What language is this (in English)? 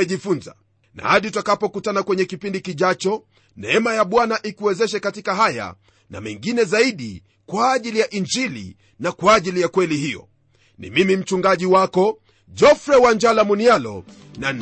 Swahili